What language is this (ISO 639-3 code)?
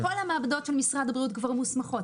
heb